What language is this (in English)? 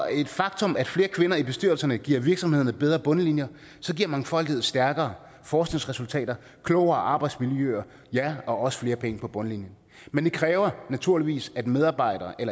Danish